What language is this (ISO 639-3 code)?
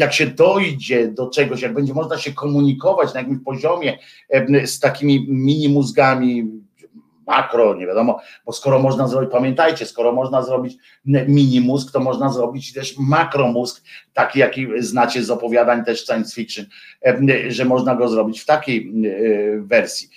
pol